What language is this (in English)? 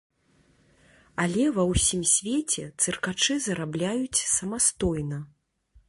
Belarusian